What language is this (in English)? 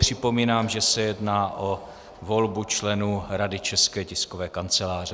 Czech